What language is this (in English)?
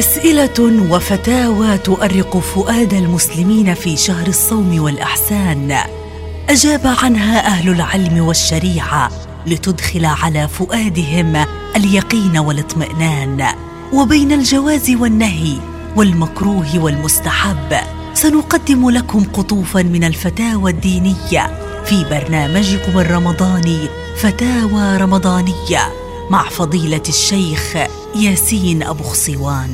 Arabic